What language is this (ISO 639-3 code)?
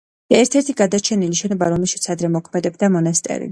kat